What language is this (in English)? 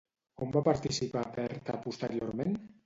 Catalan